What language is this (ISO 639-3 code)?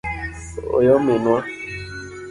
luo